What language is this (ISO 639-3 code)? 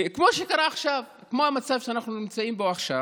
heb